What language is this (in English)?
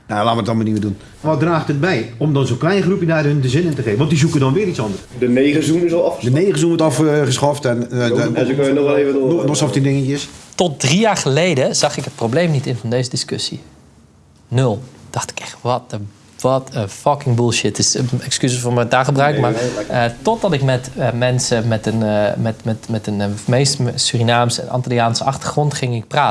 Dutch